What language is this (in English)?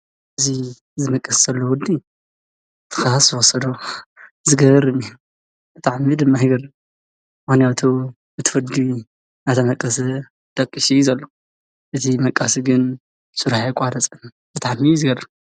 Tigrinya